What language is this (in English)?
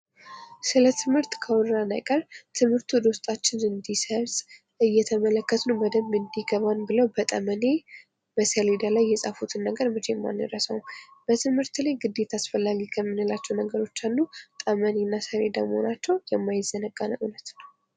Amharic